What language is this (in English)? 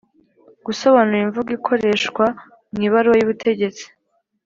Kinyarwanda